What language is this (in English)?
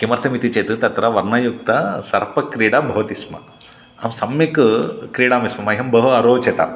Sanskrit